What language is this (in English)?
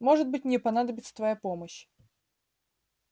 Russian